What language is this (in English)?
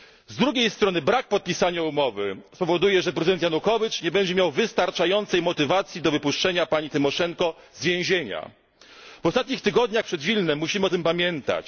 Polish